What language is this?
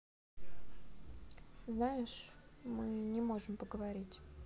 Russian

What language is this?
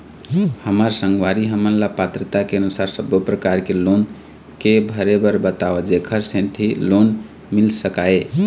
Chhattisgarhi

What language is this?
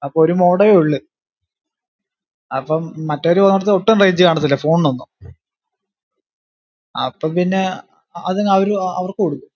Malayalam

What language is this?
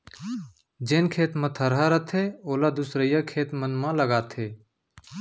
Chhattisgarhi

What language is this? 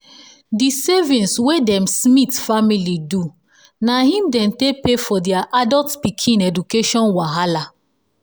Nigerian Pidgin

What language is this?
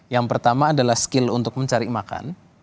Indonesian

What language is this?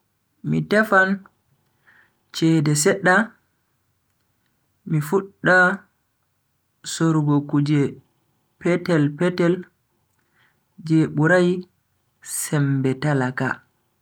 Bagirmi Fulfulde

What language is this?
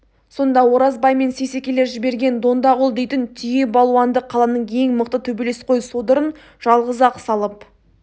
Kazakh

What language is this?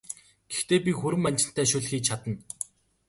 Mongolian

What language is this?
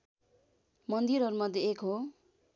Nepali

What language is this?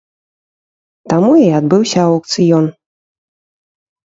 Belarusian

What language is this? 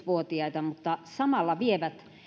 Finnish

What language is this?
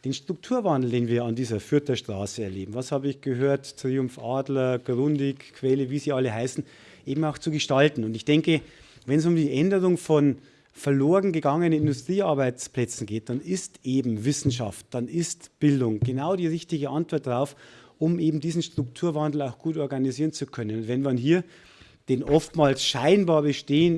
German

